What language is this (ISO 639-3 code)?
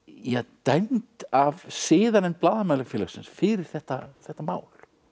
isl